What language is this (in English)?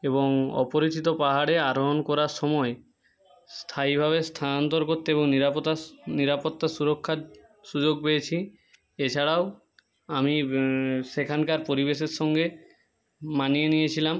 Bangla